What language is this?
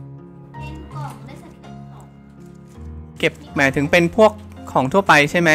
Thai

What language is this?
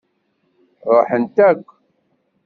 Kabyle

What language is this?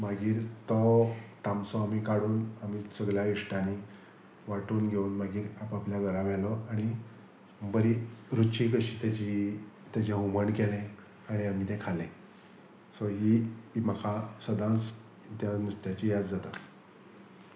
Konkani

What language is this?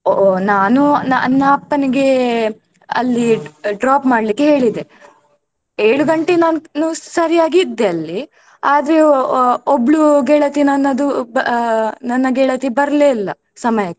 Kannada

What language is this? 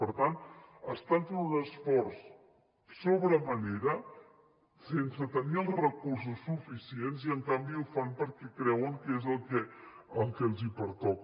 Catalan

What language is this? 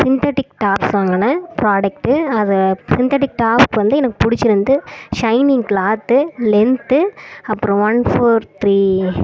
Tamil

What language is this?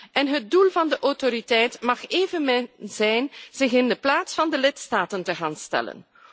Dutch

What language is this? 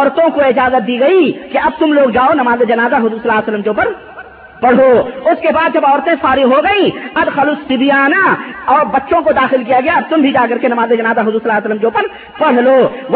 Urdu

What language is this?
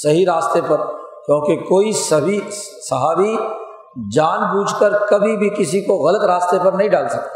Urdu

